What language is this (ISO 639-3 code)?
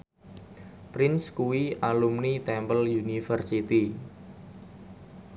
jav